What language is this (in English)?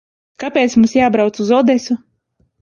Latvian